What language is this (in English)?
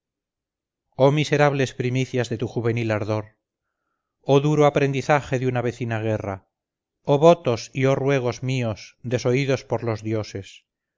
Spanish